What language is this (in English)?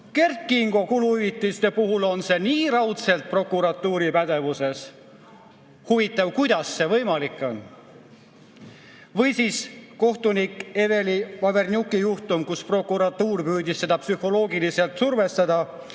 Estonian